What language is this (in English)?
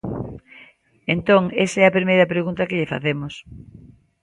Galician